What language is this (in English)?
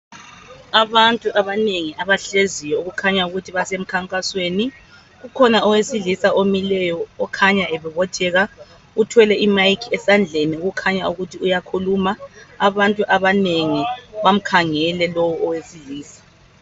North Ndebele